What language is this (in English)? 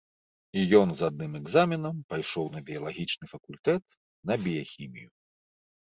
Belarusian